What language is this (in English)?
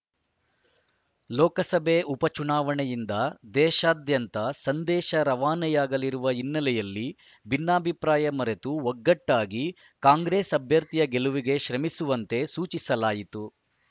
Kannada